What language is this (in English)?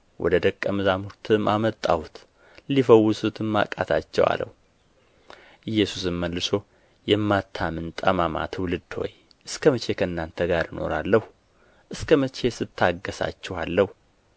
Amharic